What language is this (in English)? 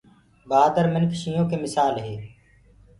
Gurgula